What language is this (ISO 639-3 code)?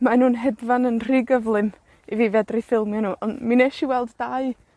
cym